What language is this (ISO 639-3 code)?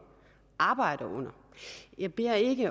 dan